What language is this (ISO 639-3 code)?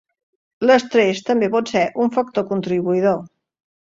cat